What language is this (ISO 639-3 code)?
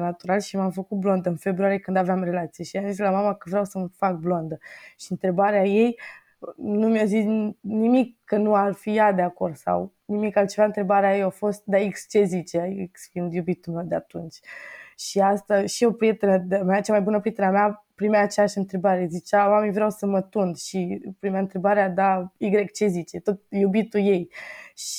ron